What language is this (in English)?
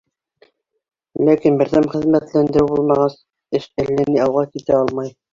Bashkir